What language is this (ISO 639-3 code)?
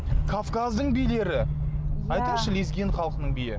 kaz